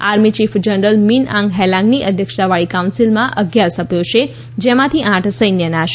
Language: Gujarati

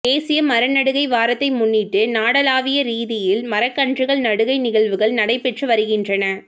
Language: Tamil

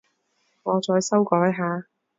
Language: Cantonese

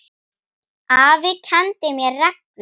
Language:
Icelandic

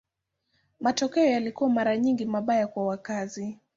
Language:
Swahili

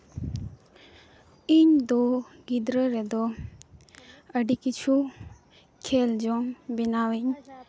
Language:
Santali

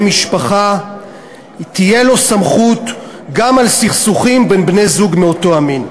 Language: Hebrew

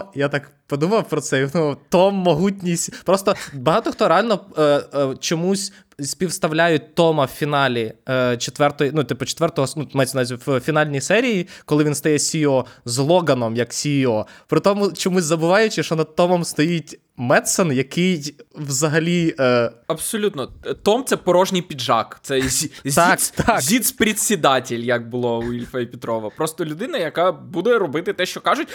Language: Ukrainian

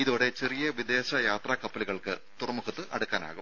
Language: Malayalam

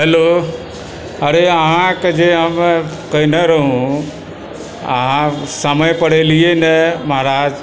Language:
Maithili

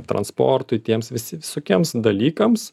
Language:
Lithuanian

